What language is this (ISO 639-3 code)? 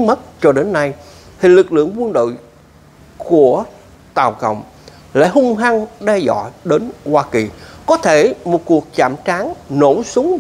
vie